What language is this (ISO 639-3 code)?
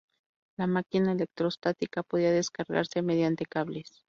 spa